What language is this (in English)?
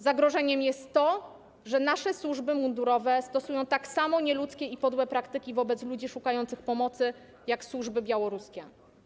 Polish